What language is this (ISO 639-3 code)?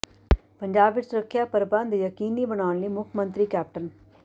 pan